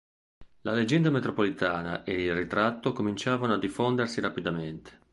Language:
Italian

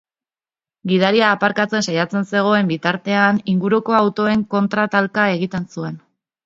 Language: Basque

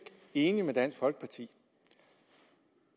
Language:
Danish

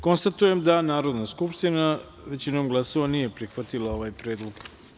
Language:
Serbian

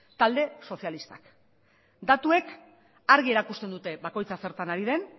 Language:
Basque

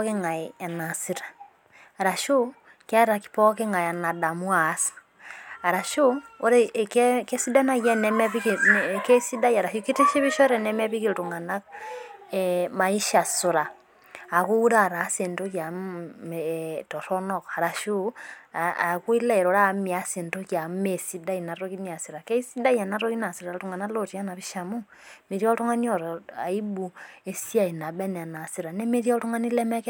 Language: Masai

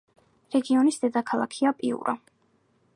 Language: Georgian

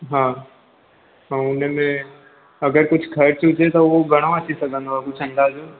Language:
Sindhi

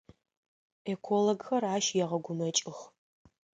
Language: Adyghe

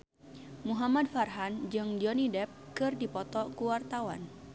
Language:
Sundanese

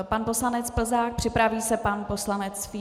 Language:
Czech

